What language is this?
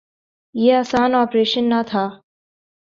Urdu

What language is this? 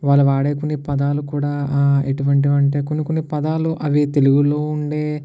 Telugu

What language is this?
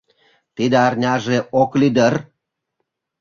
Mari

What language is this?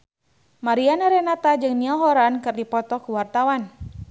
Sundanese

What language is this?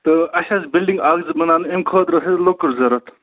Kashmiri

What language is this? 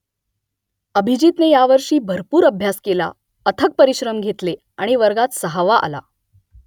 Marathi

